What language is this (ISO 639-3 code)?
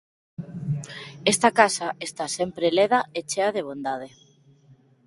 glg